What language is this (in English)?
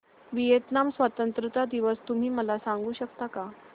Marathi